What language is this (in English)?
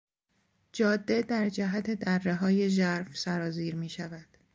Persian